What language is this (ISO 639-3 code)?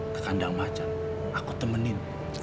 ind